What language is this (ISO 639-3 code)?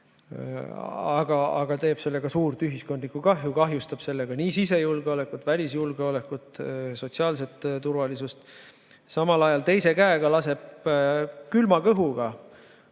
est